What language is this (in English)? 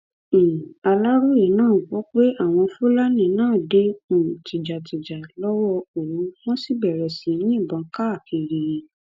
Yoruba